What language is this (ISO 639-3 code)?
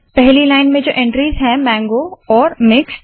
hin